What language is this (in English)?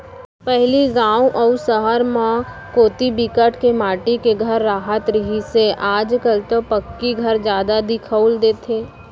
Chhattisgarhi